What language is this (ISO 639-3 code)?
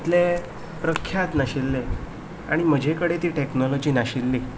kok